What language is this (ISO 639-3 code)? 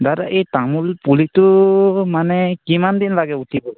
asm